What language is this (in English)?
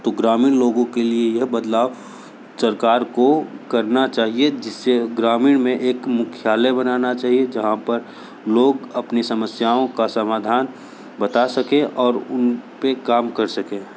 Hindi